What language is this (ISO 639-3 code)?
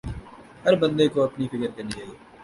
urd